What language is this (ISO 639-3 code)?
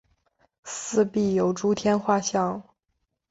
zho